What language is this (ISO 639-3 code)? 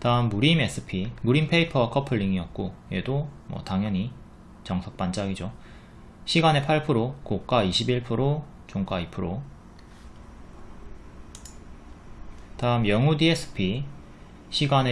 kor